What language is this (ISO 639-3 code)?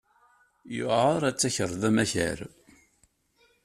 kab